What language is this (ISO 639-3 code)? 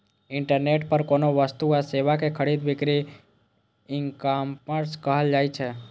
mai